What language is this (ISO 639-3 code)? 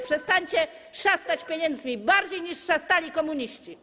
pol